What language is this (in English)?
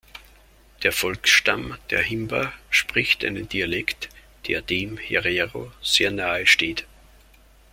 German